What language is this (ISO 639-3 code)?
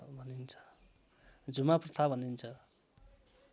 nep